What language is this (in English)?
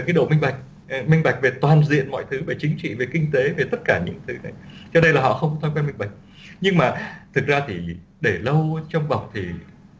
Vietnamese